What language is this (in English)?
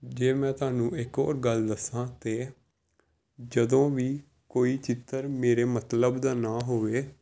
Punjabi